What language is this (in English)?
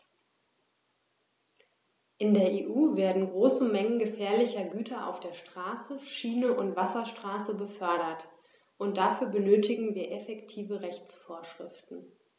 German